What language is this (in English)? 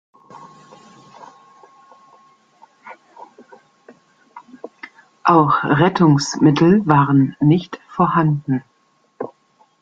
German